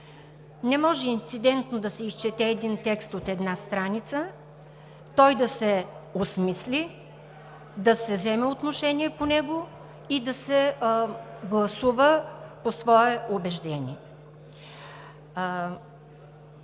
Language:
Bulgarian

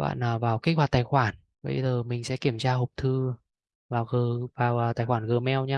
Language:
Vietnamese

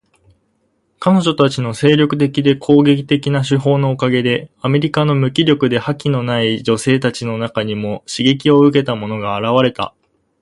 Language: Japanese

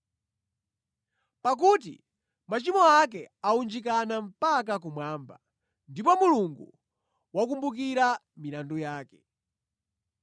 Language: Nyanja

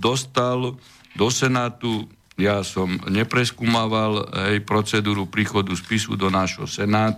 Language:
Slovak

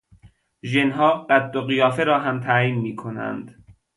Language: Persian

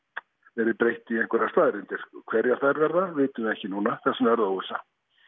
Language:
Icelandic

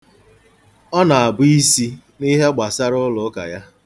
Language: Igbo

